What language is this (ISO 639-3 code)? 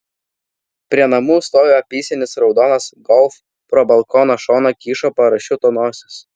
lit